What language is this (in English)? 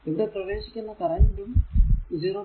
Malayalam